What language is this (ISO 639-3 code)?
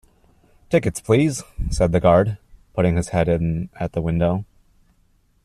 eng